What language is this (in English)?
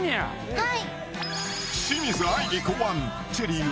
Japanese